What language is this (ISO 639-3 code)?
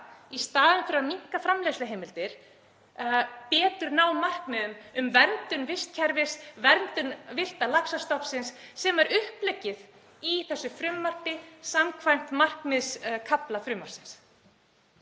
isl